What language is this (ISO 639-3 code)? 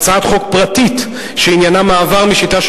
heb